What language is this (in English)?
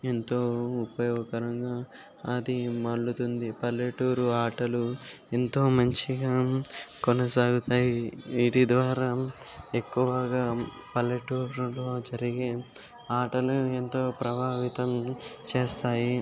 Telugu